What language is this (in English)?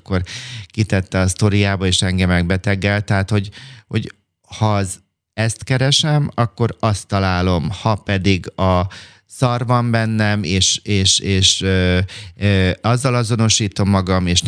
Hungarian